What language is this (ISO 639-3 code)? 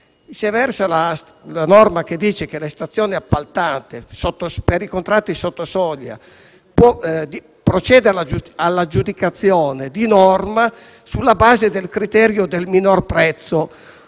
ita